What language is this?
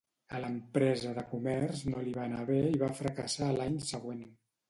Catalan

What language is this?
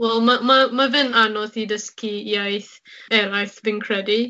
Welsh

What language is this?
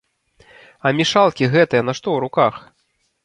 Belarusian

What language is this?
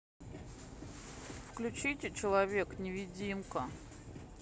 Russian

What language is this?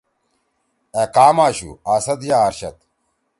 Torwali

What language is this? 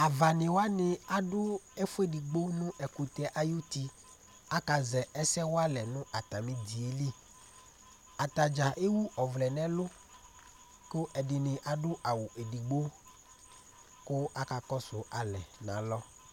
Ikposo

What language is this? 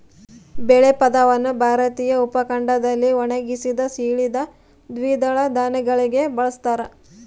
Kannada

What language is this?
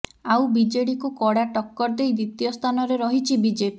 Odia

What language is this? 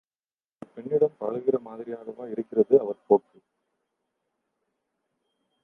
Tamil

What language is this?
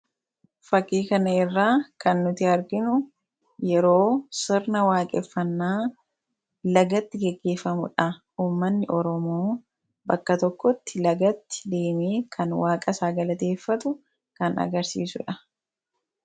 Oromo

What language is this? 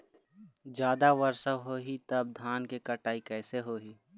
Chhattisgarhi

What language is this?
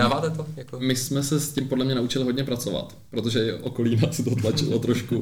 Czech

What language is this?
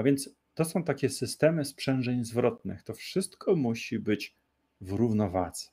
Polish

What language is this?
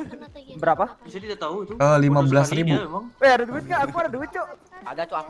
Indonesian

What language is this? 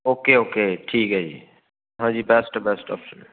Punjabi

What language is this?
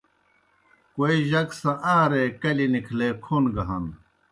Kohistani Shina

